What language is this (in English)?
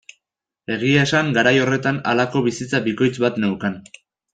Basque